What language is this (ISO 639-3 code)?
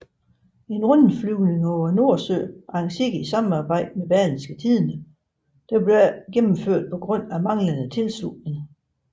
dan